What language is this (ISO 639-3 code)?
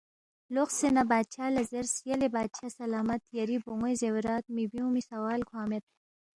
bft